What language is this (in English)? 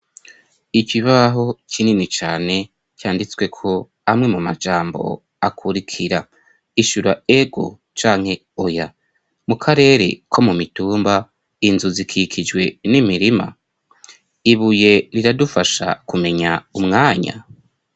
Rundi